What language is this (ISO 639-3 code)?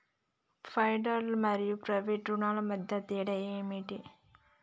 tel